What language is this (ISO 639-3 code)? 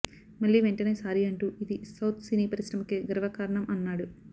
tel